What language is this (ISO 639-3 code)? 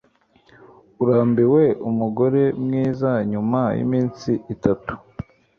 kin